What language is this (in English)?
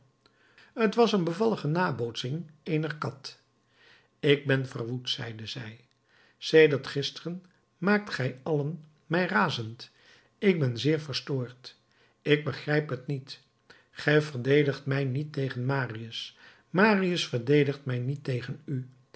Dutch